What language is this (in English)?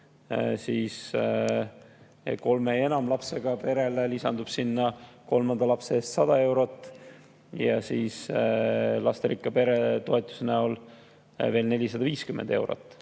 Estonian